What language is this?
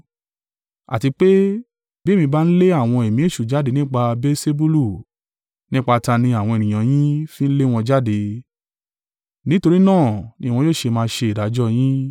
Yoruba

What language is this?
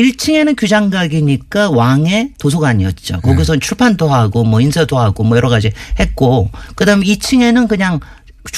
Korean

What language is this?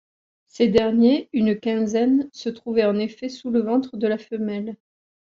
French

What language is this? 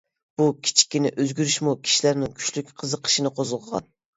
Uyghur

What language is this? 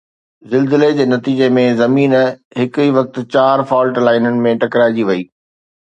Sindhi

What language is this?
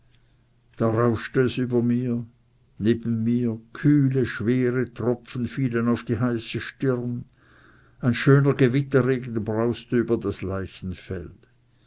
German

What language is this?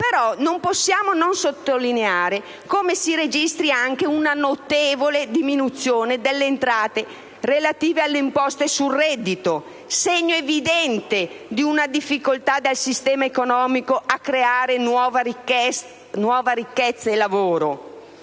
Italian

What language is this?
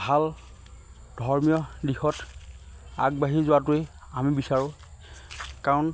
Assamese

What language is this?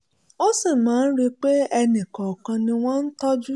Yoruba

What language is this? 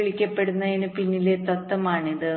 Malayalam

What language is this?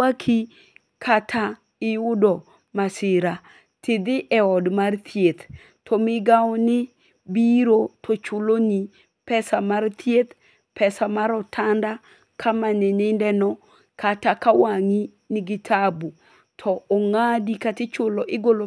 Luo (Kenya and Tanzania)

